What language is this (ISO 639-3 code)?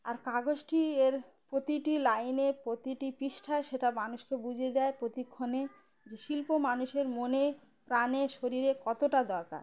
ben